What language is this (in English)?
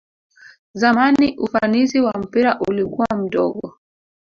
Swahili